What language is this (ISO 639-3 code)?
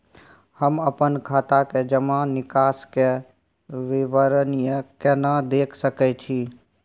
mai